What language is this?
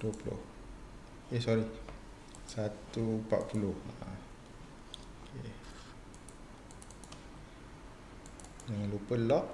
Malay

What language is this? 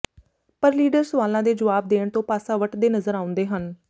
Punjabi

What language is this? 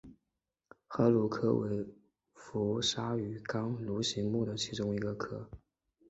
Chinese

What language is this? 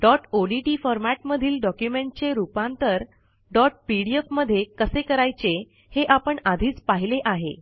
Marathi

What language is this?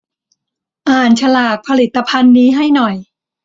Thai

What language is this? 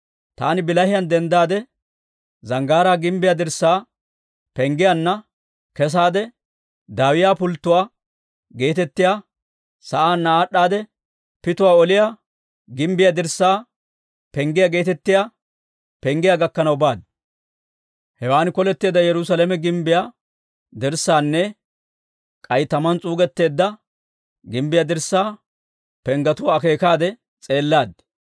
Dawro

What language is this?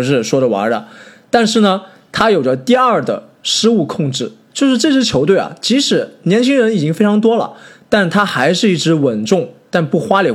Chinese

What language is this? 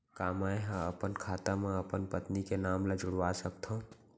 Chhattisgarhi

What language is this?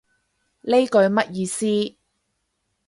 Cantonese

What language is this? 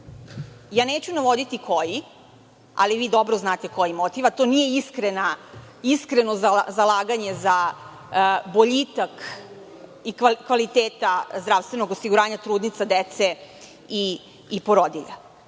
Serbian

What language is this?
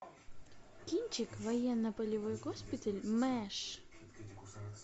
Russian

